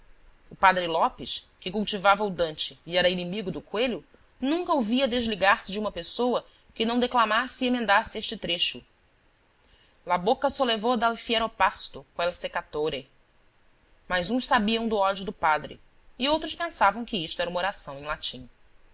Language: Portuguese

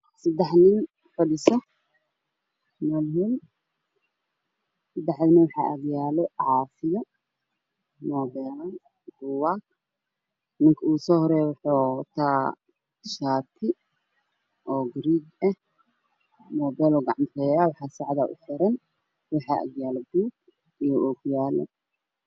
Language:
Somali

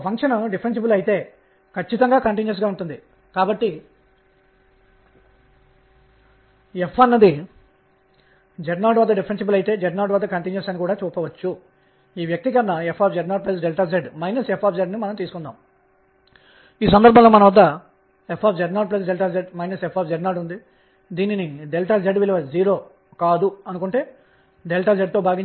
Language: Telugu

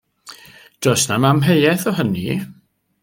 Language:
Welsh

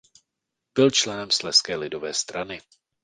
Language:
Czech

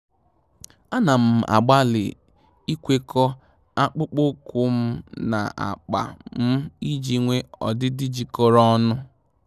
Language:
Igbo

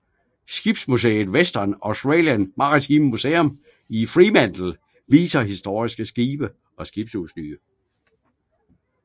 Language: Danish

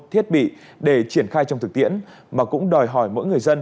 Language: Vietnamese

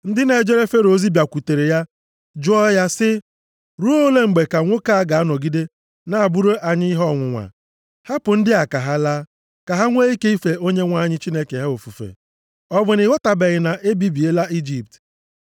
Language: Igbo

